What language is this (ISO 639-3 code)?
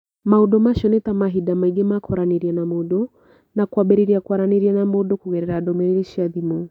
kik